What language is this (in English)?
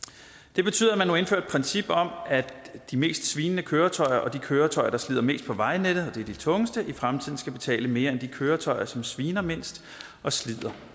Danish